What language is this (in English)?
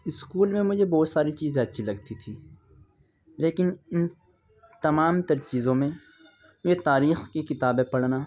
Urdu